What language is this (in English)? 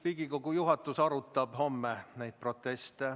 Estonian